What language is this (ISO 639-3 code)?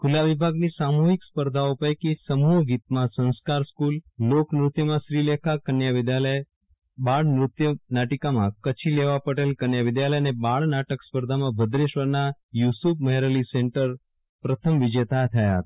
guj